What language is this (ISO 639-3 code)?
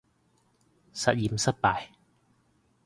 yue